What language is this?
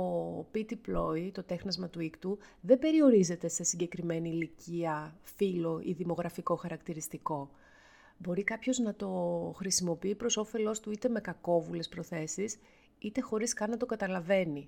Greek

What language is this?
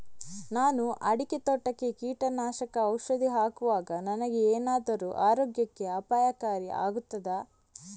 Kannada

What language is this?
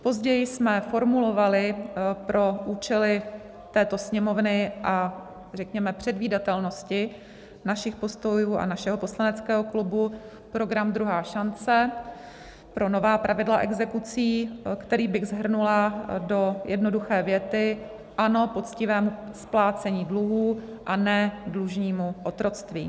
Czech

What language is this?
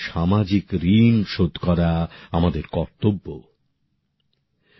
Bangla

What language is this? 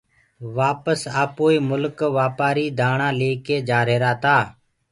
Gurgula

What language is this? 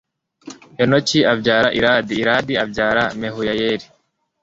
Kinyarwanda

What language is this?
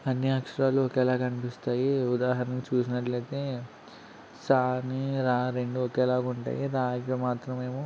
Telugu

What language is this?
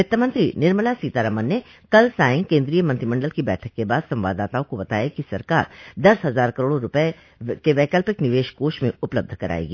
Hindi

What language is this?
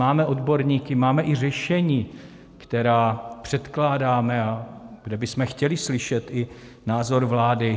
Czech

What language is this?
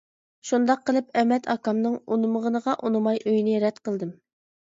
Uyghur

